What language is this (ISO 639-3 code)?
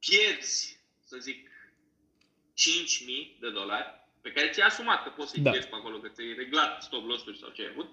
ron